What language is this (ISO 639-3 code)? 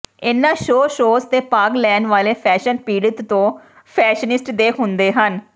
pan